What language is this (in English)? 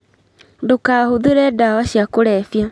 Kikuyu